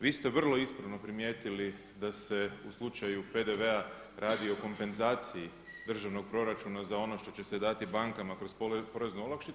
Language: Croatian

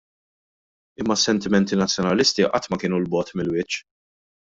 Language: Maltese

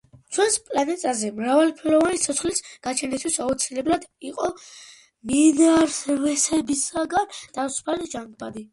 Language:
Georgian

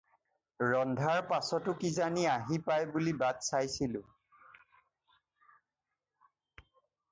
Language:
Assamese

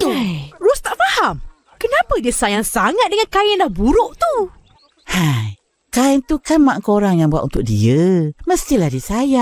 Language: Malay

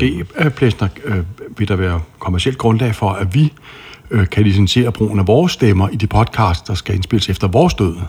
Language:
Danish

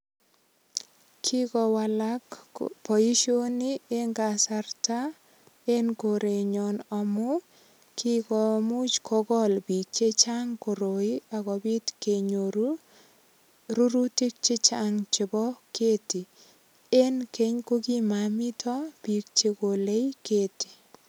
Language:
Kalenjin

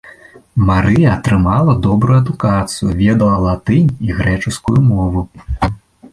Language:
Belarusian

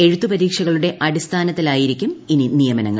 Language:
Malayalam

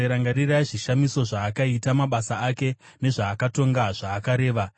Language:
Shona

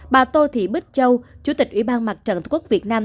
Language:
Vietnamese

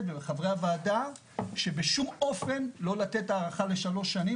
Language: Hebrew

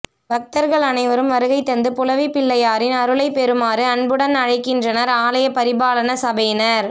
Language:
Tamil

